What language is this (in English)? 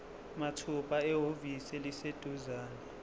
Zulu